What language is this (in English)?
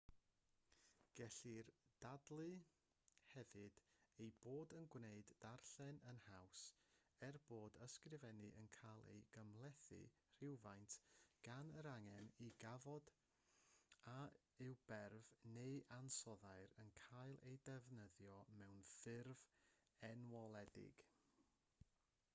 Welsh